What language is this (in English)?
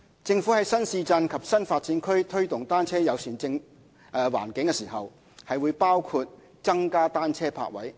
Cantonese